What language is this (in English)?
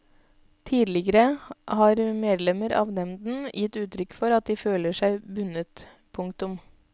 Norwegian